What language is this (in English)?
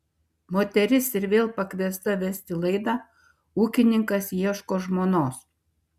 Lithuanian